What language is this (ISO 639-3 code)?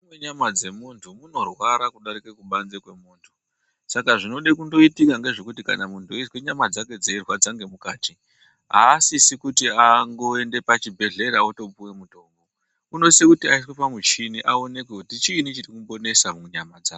ndc